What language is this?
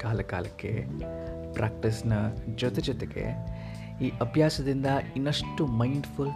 Kannada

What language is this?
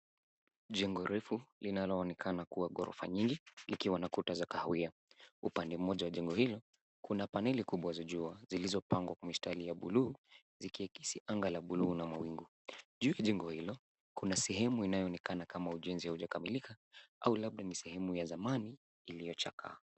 Swahili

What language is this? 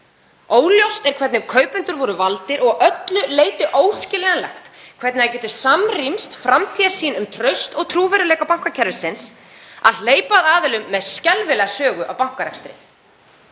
Icelandic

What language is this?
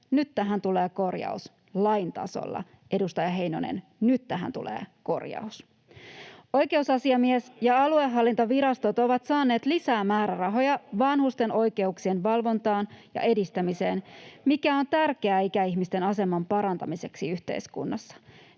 Finnish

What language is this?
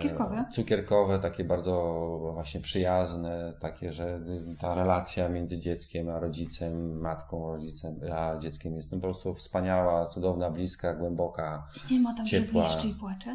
Polish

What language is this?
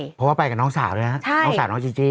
Thai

